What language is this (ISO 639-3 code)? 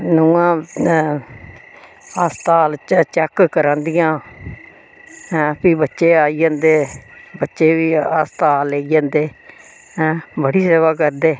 doi